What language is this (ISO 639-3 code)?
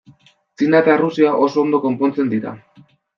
eus